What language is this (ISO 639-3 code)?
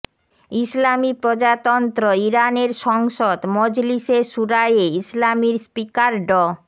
ben